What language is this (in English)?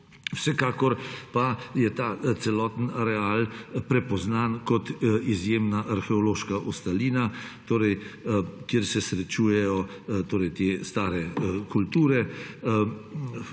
Slovenian